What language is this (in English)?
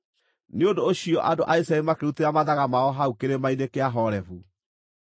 Kikuyu